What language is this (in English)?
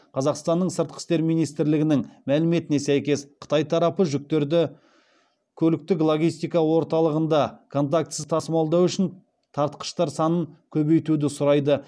Kazakh